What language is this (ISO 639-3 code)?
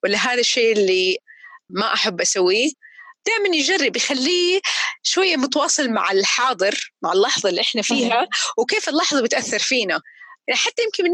ara